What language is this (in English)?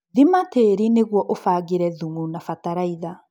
Kikuyu